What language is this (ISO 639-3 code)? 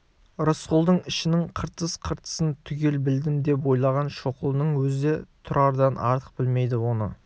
kaz